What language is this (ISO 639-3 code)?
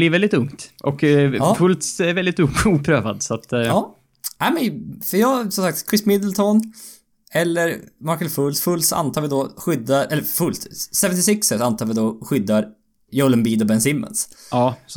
swe